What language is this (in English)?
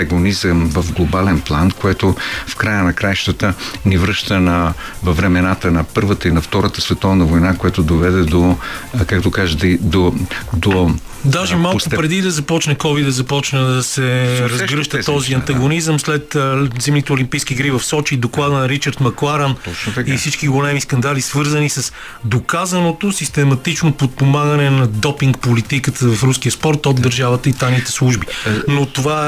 Bulgarian